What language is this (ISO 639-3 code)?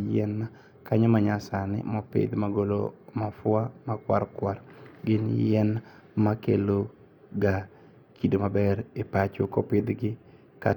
luo